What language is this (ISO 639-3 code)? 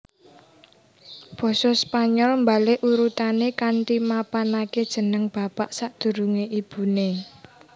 jav